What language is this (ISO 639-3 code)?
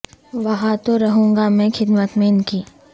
urd